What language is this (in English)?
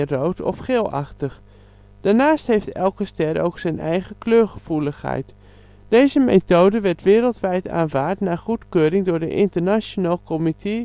Dutch